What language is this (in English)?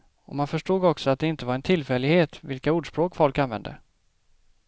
Swedish